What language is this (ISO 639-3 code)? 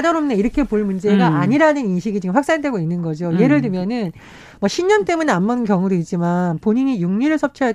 kor